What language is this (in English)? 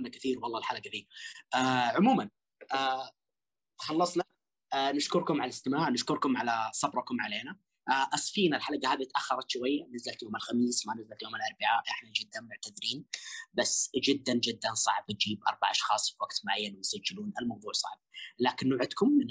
Arabic